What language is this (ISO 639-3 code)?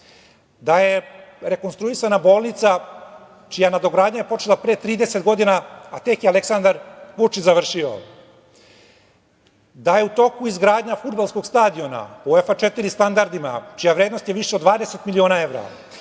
srp